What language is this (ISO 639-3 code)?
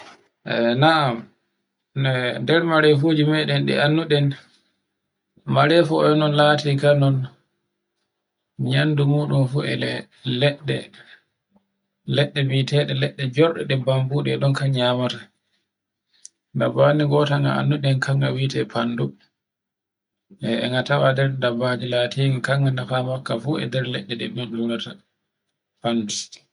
fue